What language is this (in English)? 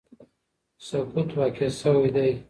Pashto